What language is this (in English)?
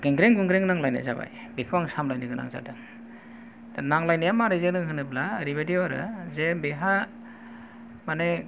Bodo